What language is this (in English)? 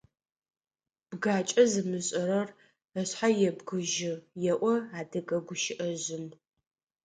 Adyghe